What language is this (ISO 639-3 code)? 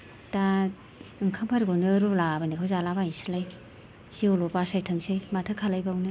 brx